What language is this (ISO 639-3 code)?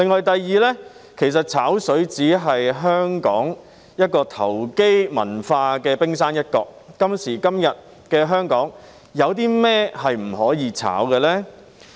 yue